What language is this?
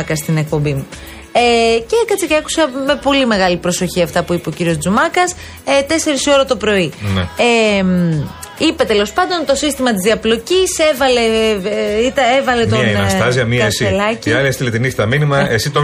Greek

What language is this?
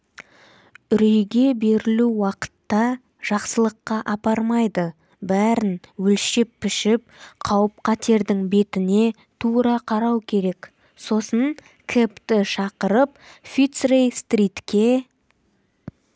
Kazakh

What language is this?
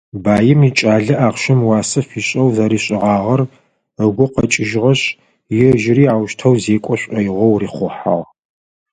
Adyghe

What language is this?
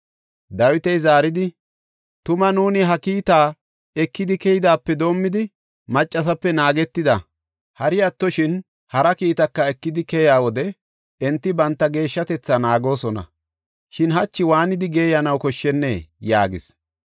Gofa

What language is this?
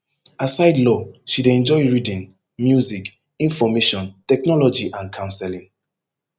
Nigerian Pidgin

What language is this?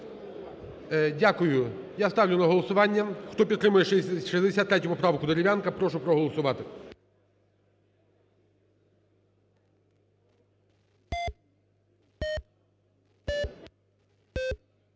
Ukrainian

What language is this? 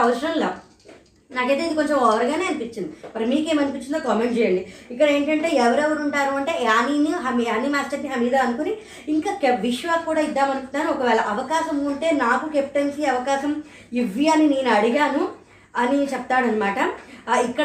Telugu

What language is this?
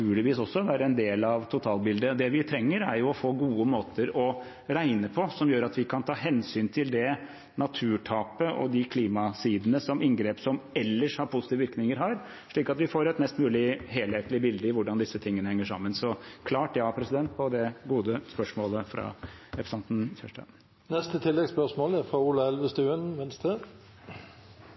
Norwegian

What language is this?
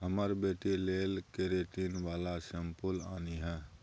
Maithili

